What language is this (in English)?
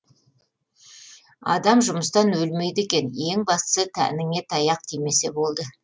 Kazakh